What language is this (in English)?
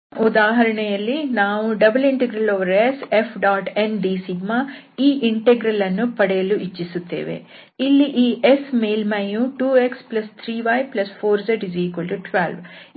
Kannada